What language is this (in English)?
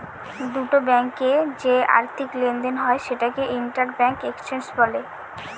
Bangla